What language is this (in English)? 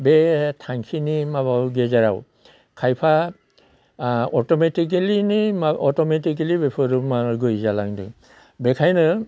Bodo